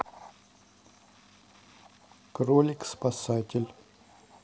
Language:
Russian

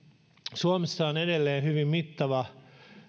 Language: Finnish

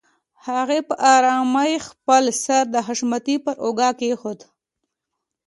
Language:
Pashto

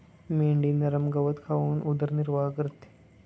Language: Marathi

